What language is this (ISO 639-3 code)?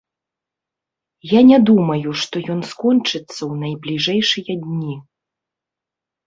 bel